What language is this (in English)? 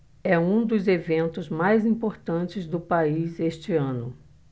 Portuguese